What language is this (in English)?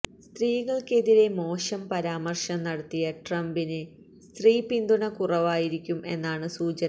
Malayalam